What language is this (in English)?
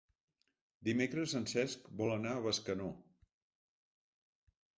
Catalan